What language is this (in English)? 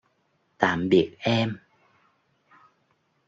Vietnamese